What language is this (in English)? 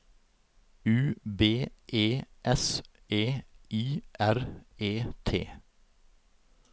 Norwegian